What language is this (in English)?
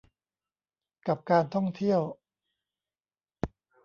Thai